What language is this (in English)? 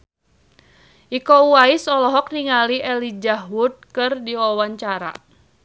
Sundanese